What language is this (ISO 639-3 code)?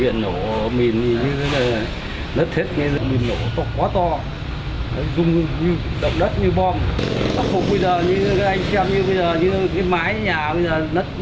vie